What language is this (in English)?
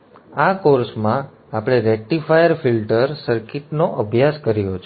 Gujarati